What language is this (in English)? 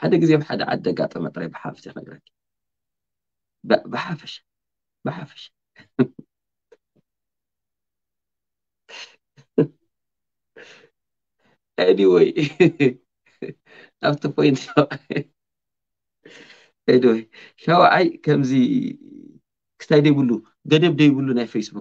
Arabic